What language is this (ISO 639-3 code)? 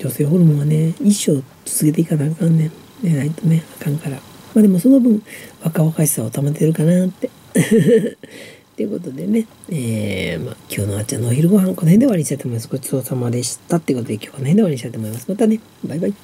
jpn